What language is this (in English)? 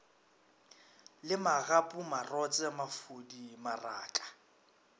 Northern Sotho